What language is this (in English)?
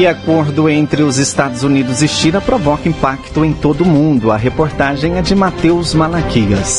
Portuguese